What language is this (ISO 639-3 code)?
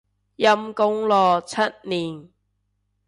yue